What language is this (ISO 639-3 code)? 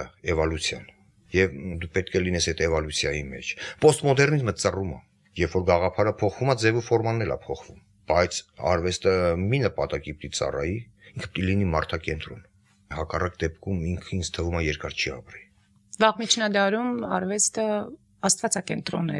nld